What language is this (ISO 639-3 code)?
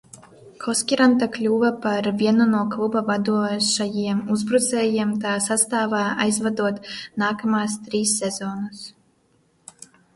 lav